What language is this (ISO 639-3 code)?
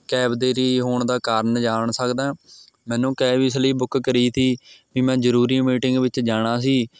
pan